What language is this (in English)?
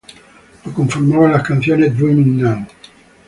Spanish